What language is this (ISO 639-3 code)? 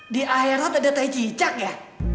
ind